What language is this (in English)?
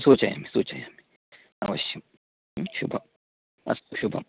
Sanskrit